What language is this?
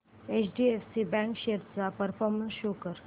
Marathi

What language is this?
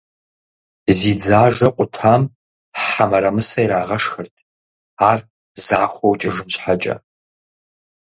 Kabardian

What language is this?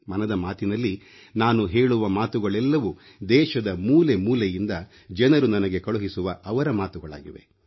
Kannada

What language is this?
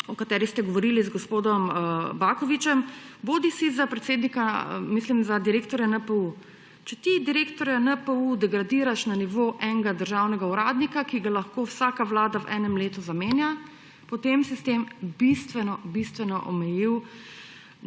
Slovenian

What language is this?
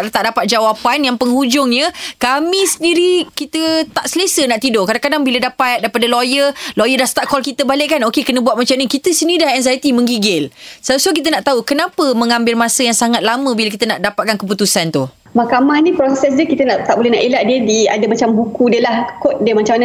Malay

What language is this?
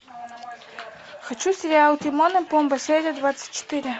Russian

